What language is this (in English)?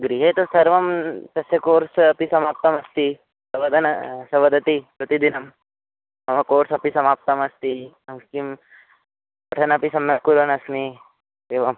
Sanskrit